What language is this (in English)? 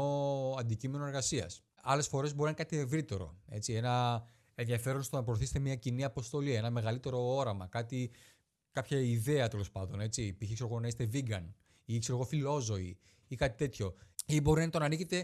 Greek